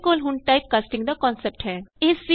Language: Punjabi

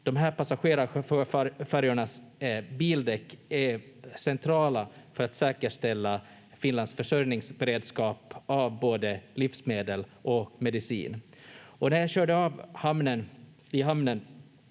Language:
Finnish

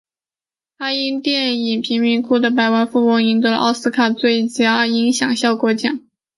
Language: Chinese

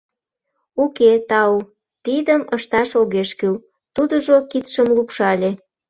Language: Mari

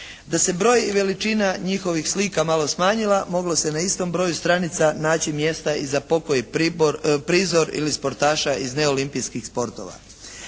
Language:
Croatian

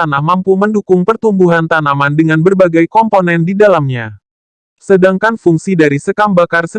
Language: Indonesian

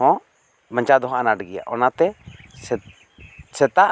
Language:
Santali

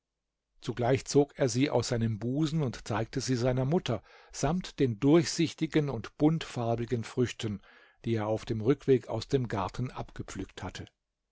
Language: German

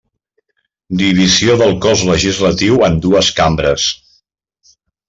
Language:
Catalan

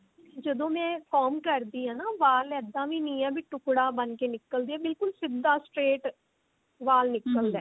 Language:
Punjabi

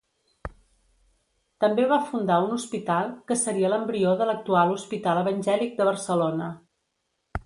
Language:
Catalan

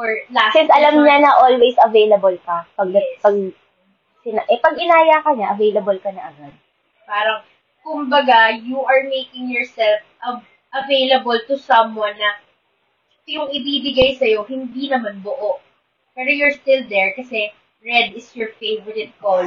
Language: Filipino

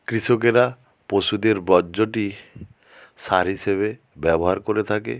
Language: Bangla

